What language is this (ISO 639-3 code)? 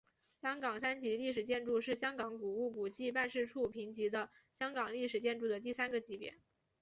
zho